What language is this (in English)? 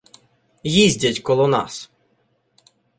Ukrainian